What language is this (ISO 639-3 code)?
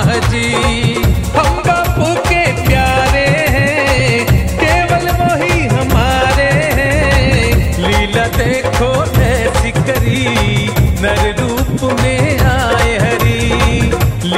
hin